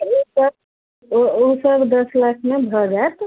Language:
Maithili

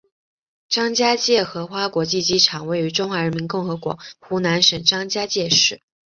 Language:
Chinese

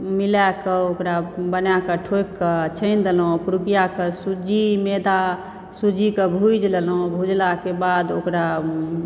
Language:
Maithili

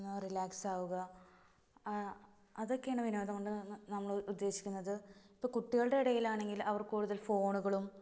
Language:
Malayalam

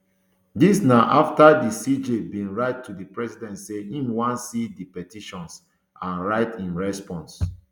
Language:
Nigerian Pidgin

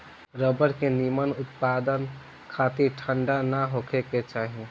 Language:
Bhojpuri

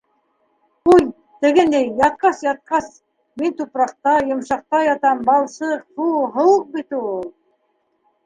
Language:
Bashkir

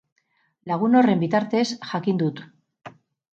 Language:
Basque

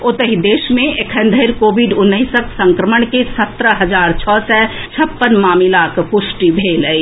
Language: Maithili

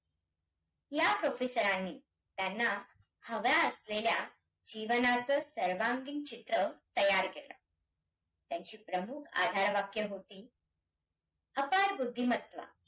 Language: Marathi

